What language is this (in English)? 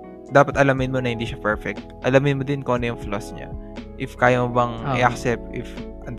Filipino